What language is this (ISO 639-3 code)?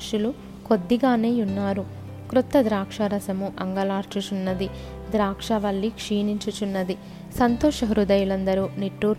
tel